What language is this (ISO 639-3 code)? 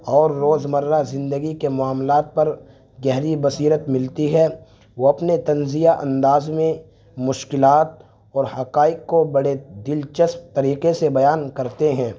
urd